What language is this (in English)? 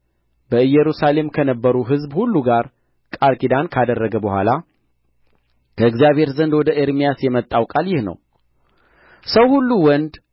Amharic